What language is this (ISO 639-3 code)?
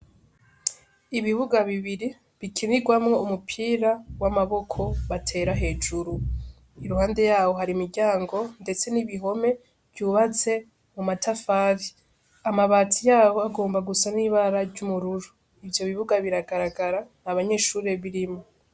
run